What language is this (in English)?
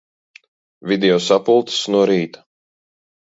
Latvian